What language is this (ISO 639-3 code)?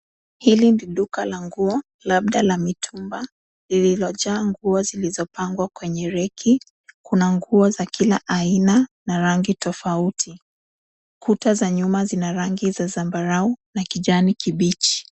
swa